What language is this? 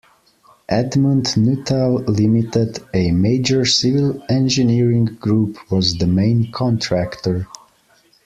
English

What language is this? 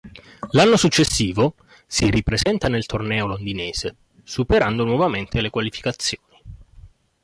Italian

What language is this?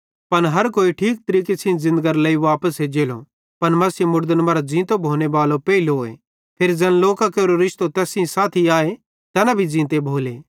Bhadrawahi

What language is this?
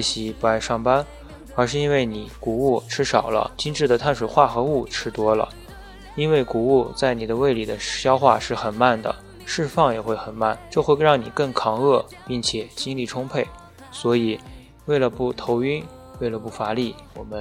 Chinese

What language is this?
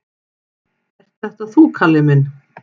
Icelandic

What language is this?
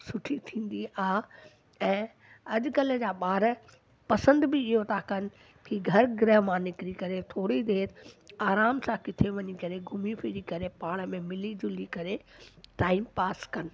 Sindhi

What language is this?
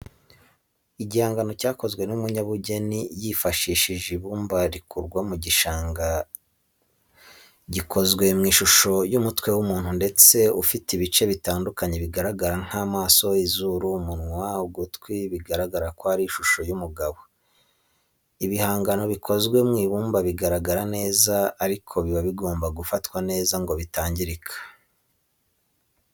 Kinyarwanda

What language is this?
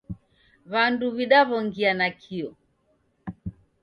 Taita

